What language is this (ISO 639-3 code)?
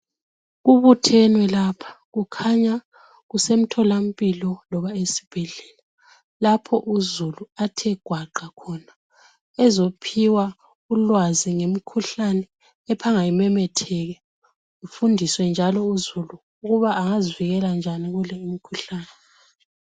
nde